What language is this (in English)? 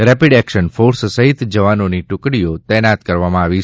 Gujarati